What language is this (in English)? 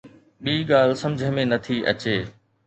Sindhi